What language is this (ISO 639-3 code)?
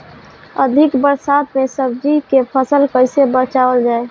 bho